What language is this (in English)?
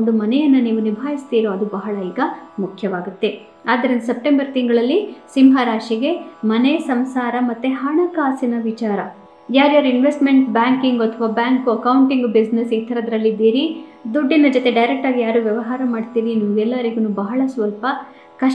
Kannada